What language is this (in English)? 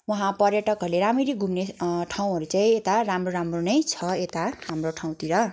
Nepali